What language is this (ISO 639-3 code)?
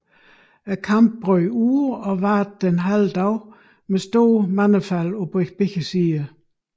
dan